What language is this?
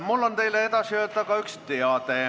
Estonian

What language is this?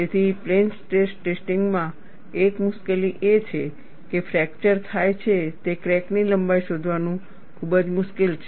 Gujarati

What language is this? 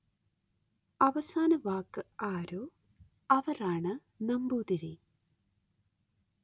Malayalam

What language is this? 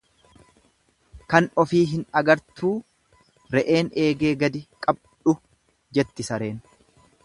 Oromo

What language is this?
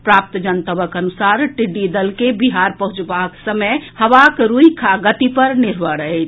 Maithili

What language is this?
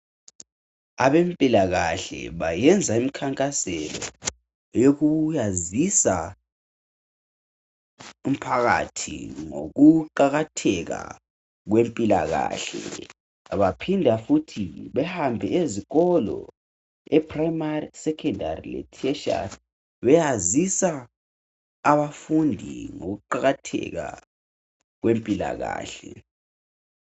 North Ndebele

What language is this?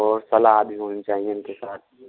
Hindi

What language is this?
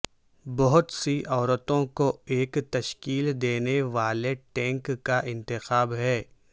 Urdu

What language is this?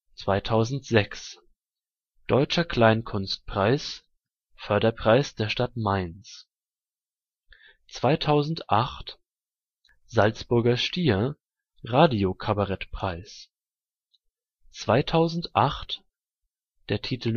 German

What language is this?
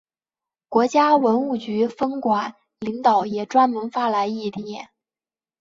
Chinese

